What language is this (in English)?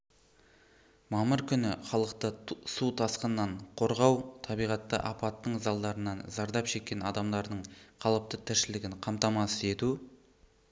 Kazakh